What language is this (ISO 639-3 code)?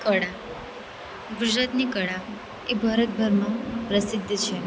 guj